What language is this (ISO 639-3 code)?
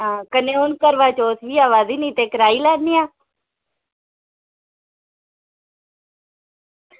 doi